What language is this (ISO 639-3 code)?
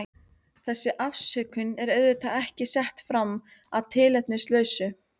isl